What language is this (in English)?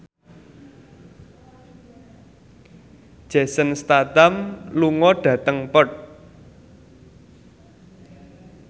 Javanese